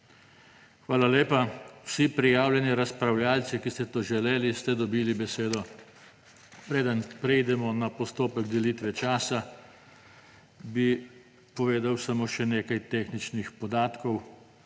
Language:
Slovenian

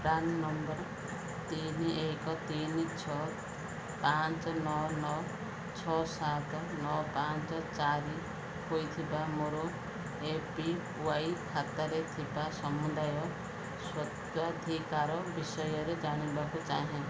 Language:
Odia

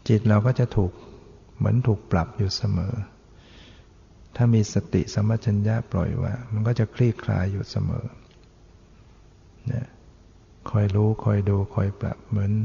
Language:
Thai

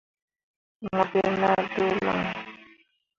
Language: Mundang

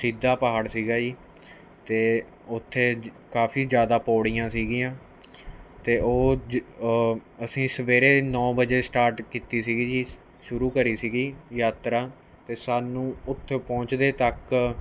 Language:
Punjabi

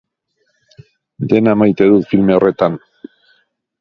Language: Basque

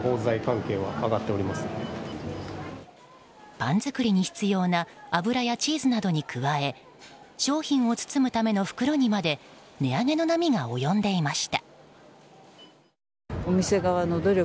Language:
Japanese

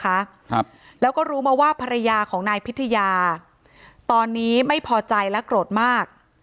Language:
Thai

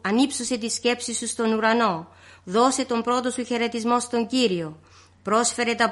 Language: Greek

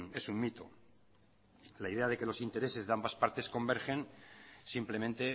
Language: Spanish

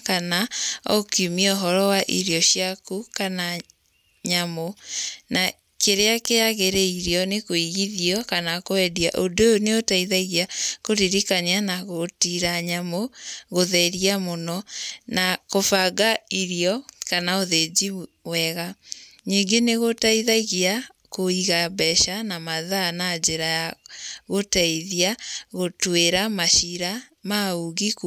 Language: Kikuyu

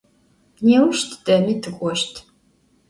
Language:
Adyghe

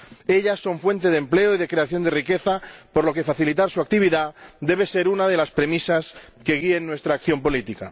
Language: Spanish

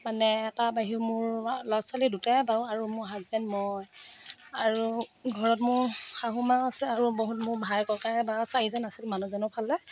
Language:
Assamese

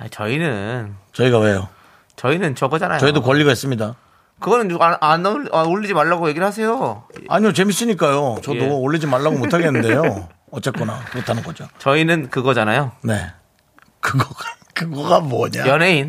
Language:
Korean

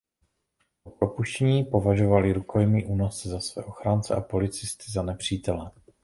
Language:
Czech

